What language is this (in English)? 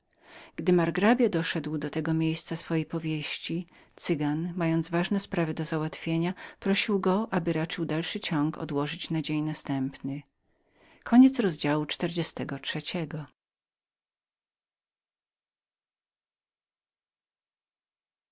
Polish